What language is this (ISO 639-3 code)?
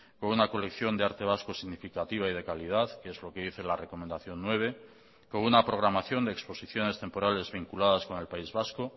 spa